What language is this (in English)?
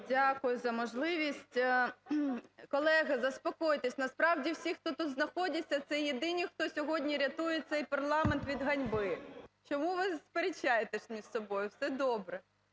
Ukrainian